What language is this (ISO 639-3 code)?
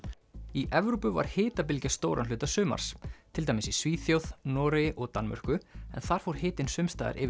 isl